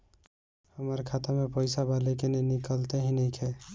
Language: Bhojpuri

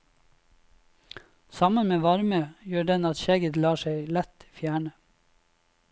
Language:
Norwegian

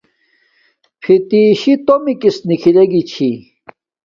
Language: Domaaki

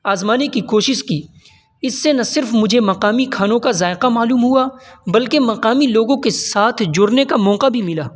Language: Urdu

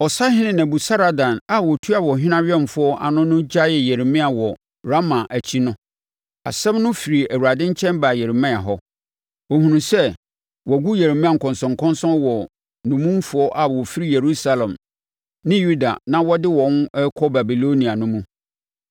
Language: Akan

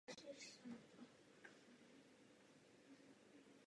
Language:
Czech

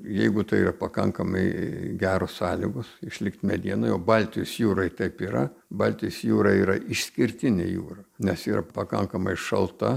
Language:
Lithuanian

